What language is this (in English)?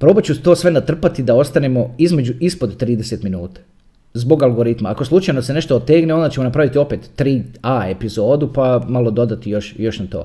Croatian